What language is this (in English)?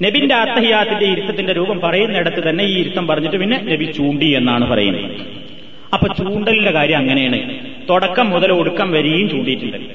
Malayalam